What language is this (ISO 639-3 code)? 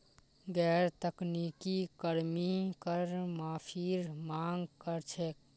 mag